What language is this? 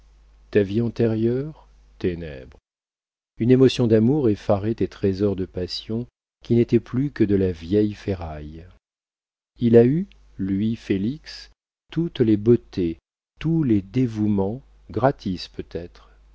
French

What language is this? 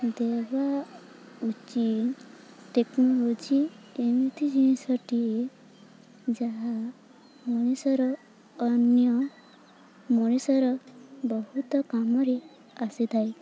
Odia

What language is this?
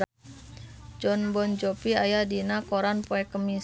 Sundanese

